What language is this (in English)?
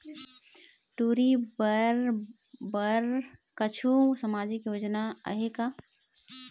Chhattisgarhi